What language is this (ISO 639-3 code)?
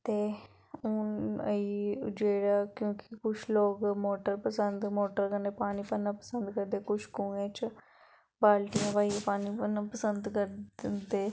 doi